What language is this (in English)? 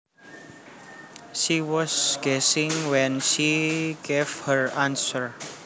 Javanese